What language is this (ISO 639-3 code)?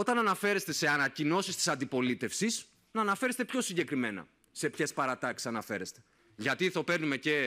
ell